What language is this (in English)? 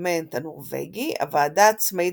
Hebrew